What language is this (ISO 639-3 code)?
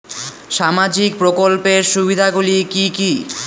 ben